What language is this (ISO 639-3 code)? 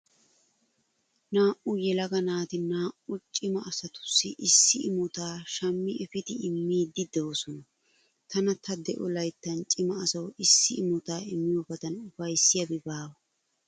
wal